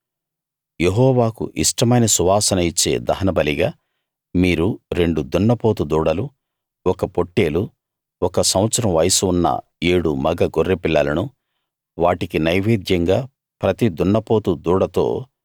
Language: Telugu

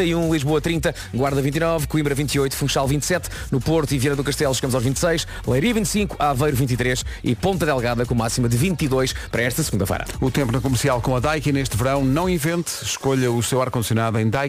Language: Portuguese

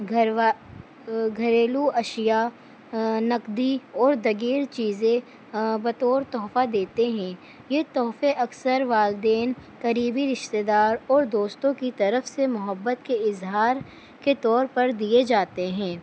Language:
Urdu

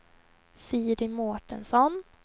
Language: Swedish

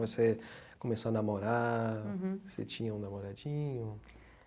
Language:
Portuguese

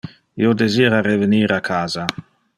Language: Interlingua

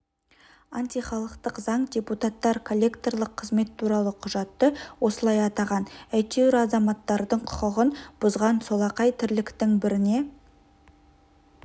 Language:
Kazakh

